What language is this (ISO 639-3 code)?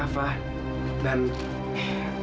ind